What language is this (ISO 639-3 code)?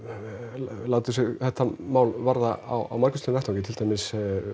isl